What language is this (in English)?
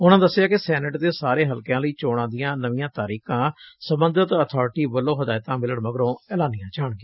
Punjabi